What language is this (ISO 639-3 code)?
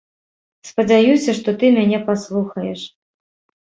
bel